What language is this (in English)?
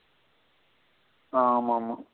Tamil